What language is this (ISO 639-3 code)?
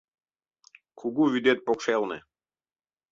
chm